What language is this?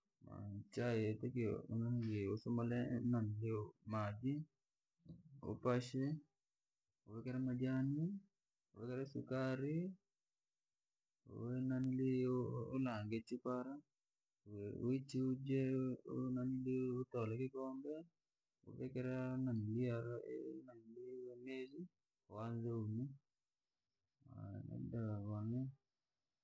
Langi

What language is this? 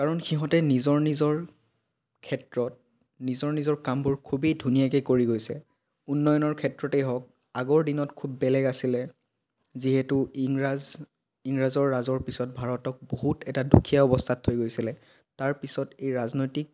Assamese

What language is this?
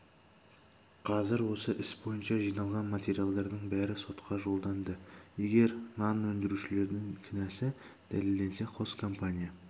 Kazakh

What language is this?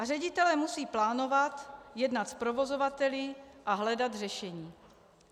Czech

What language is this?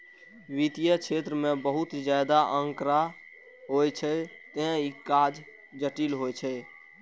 Maithili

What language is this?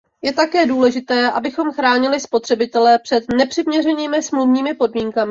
Czech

